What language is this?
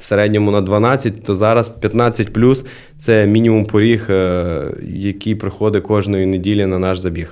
Ukrainian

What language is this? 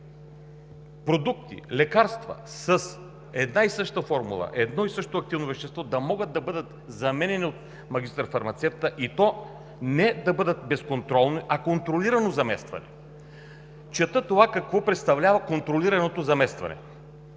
Bulgarian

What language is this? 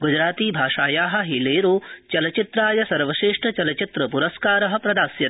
Sanskrit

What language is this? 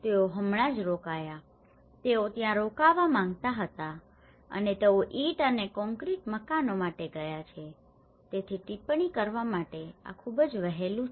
Gujarati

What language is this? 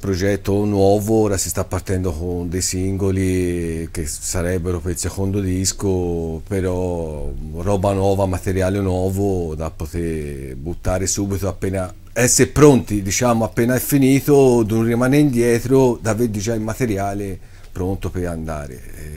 Italian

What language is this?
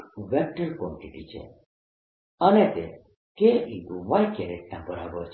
Gujarati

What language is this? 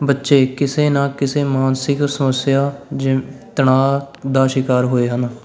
Punjabi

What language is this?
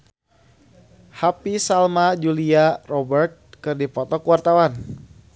Sundanese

